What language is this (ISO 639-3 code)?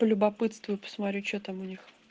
rus